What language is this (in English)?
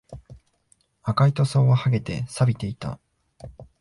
Japanese